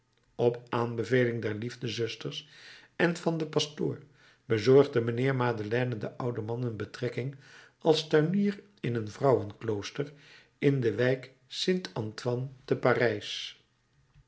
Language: Dutch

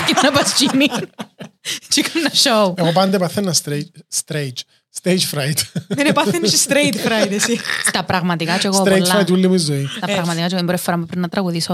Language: Greek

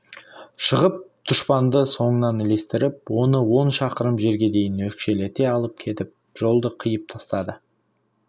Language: Kazakh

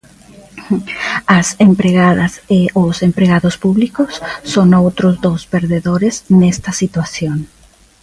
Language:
Galician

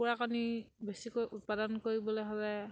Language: Assamese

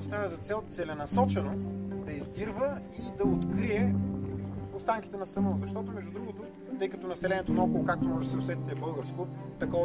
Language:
Bulgarian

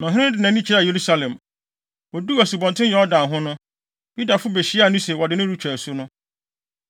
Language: Akan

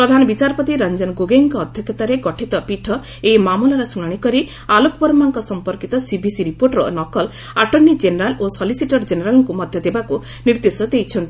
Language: Odia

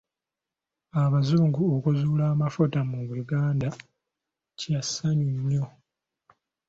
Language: Ganda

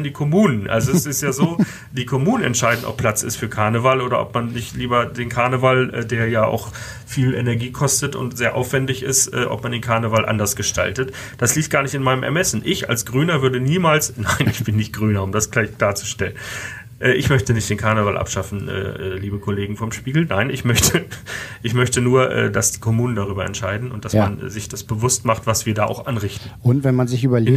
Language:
German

